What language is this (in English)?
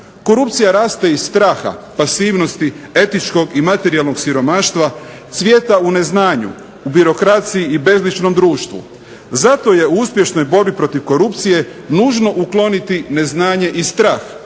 Croatian